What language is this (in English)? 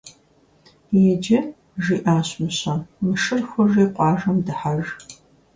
Kabardian